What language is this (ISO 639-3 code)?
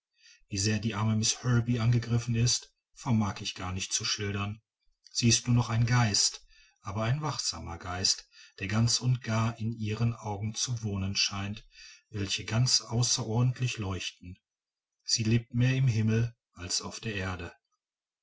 deu